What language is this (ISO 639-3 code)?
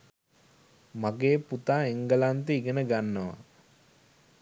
sin